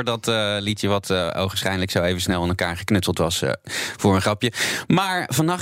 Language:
Dutch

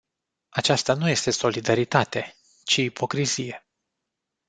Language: Romanian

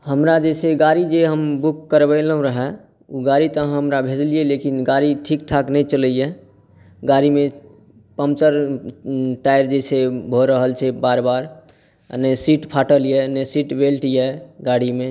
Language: Maithili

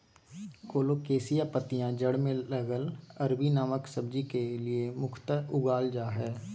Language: Magahi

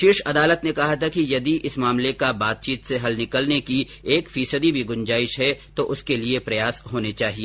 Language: Hindi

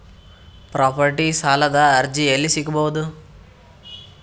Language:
Kannada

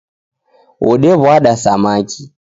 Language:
Taita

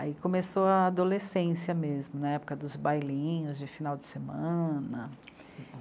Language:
Portuguese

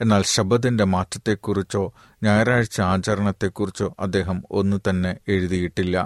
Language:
Malayalam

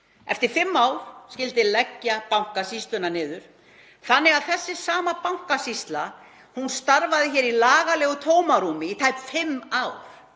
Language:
Icelandic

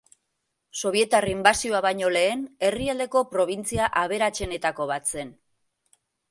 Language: Basque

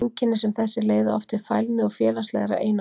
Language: Icelandic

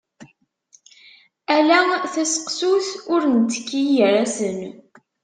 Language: Kabyle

